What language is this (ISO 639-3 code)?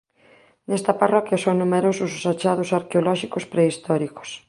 glg